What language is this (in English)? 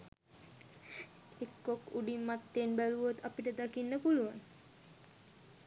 Sinhala